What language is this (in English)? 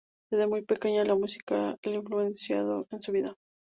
Spanish